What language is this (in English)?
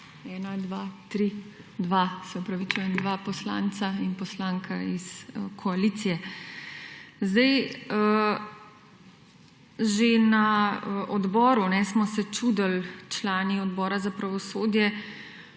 Slovenian